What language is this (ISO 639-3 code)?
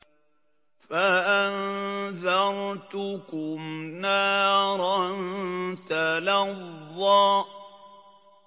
ara